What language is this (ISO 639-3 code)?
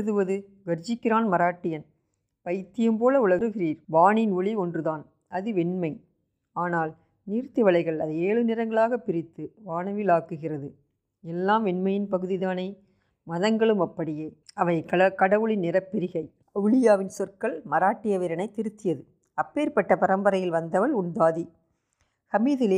tam